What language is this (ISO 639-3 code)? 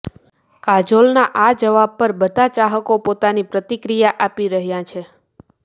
guj